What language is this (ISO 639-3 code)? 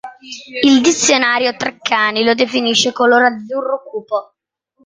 ita